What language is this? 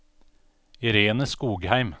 Norwegian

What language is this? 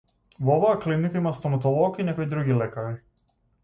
Macedonian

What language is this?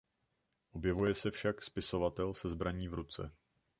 Czech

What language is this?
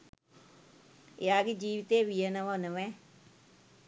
Sinhala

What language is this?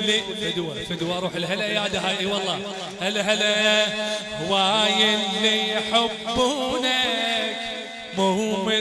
Arabic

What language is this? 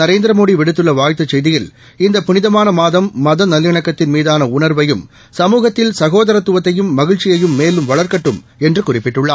Tamil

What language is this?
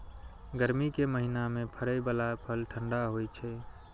Maithili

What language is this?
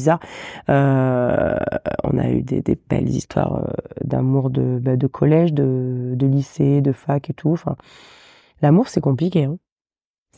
French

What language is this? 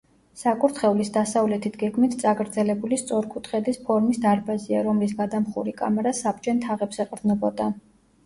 Georgian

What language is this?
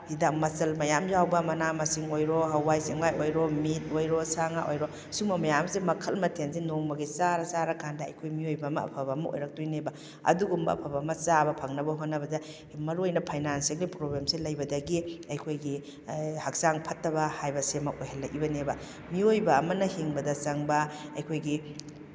Manipuri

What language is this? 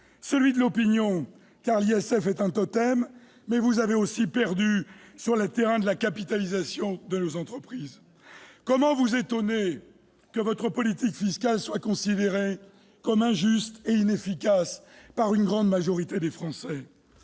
French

